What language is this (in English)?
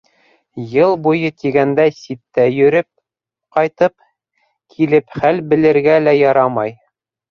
Bashkir